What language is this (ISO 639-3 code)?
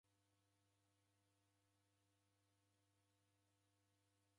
dav